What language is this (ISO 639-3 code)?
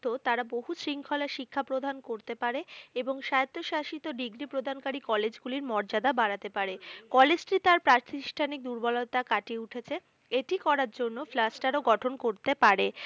ben